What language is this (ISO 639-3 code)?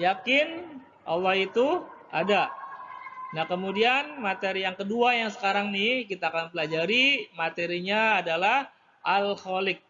ind